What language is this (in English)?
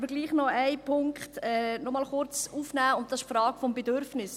Swiss German